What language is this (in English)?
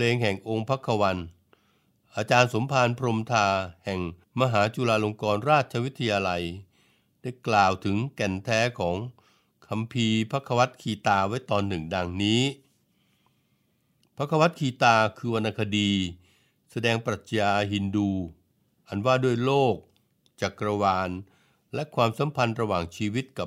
Thai